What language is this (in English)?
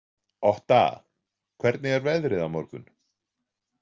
Icelandic